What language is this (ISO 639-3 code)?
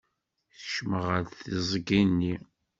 kab